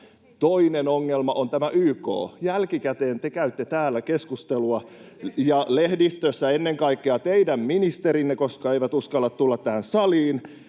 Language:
Finnish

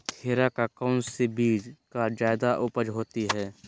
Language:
Magahi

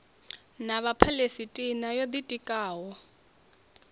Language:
Venda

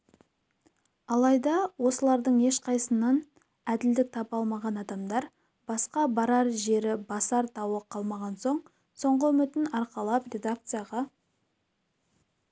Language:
Kazakh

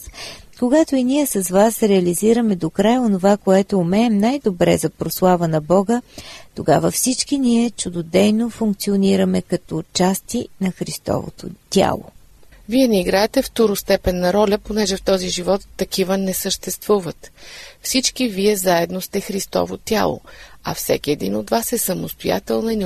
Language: Bulgarian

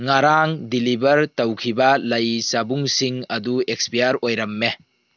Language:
Manipuri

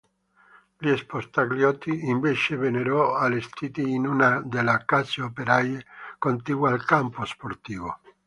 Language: Italian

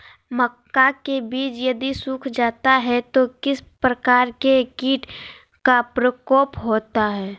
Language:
Magahi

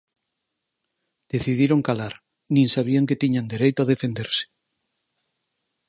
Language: Galician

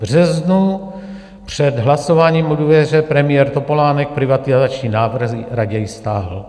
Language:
Czech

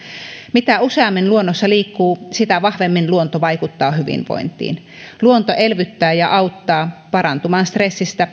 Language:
Finnish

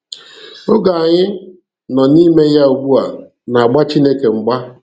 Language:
Igbo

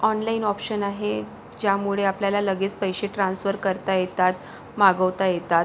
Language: Marathi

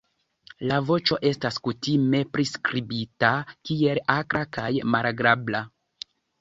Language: Esperanto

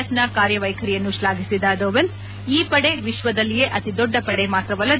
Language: Kannada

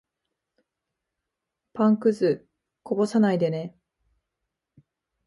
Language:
Japanese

